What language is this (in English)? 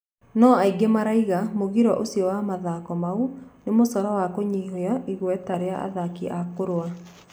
Kikuyu